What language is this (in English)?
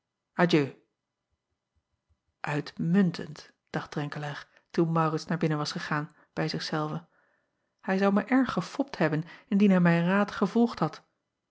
Dutch